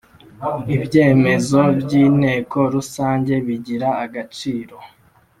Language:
Kinyarwanda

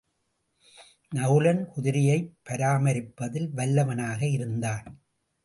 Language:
Tamil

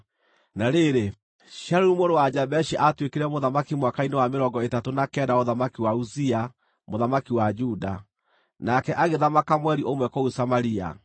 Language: Kikuyu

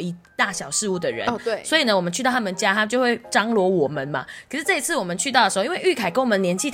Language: Chinese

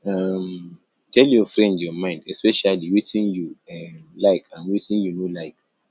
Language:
Nigerian Pidgin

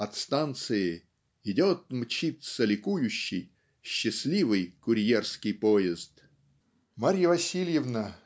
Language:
Russian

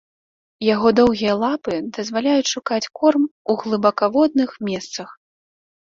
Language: Belarusian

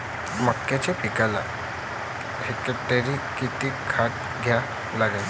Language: Marathi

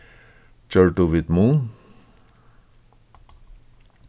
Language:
Faroese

